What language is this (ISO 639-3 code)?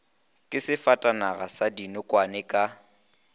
nso